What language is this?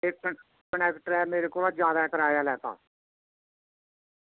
Dogri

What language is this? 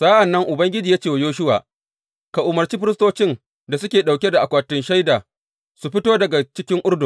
Hausa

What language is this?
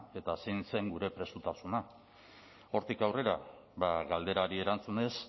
Basque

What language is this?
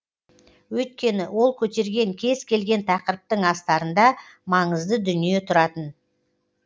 Kazakh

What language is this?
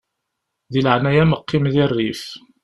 Kabyle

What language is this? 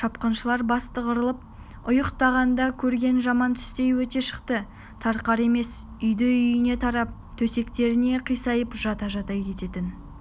Kazakh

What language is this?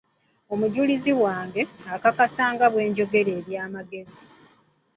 Ganda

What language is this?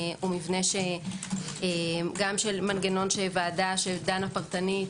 Hebrew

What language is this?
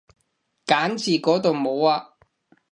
Cantonese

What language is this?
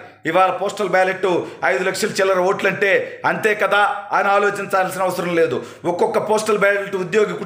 Telugu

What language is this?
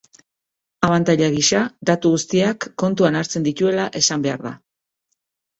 Basque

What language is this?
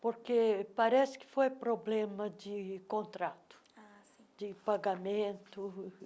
Portuguese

